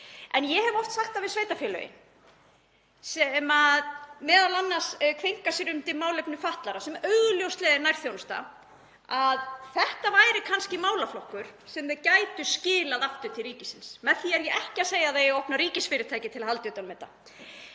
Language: Icelandic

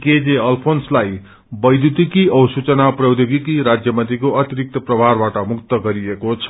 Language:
Nepali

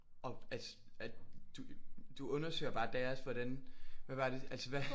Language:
Danish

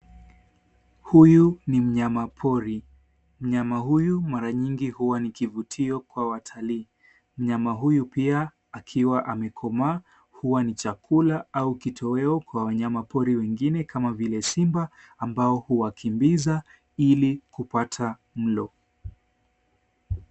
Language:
Swahili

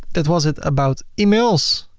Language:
English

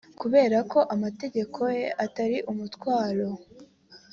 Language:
Kinyarwanda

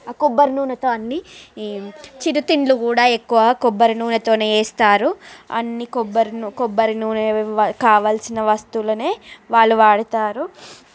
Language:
Telugu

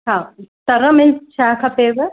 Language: Sindhi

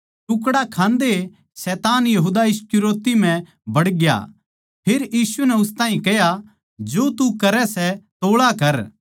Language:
Haryanvi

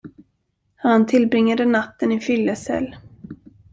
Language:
Swedish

